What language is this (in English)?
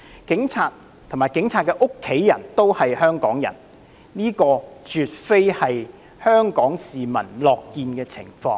Cantonese